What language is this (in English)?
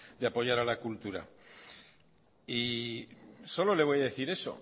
Spanish